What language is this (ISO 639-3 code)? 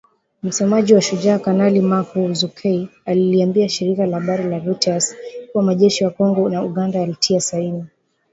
swa